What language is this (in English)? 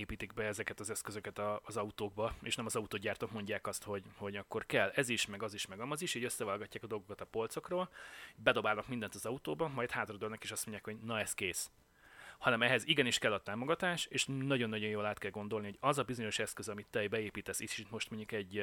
Hungarian